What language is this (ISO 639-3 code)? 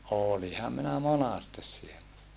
fin